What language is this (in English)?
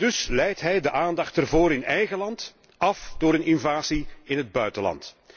Dutch